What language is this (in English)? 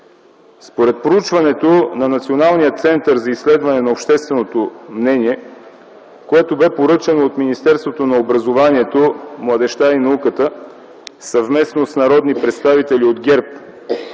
Bulgarian